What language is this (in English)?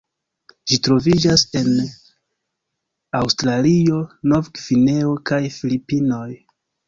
Esperanto